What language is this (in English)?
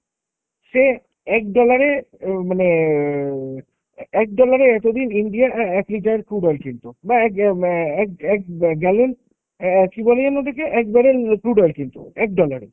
Bangla